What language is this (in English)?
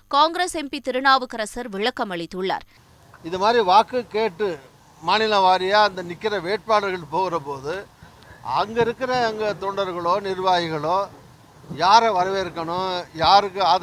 Tamil